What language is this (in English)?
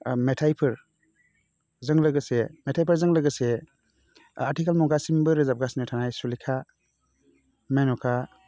Bodo